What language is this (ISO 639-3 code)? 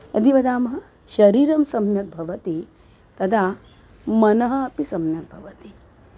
san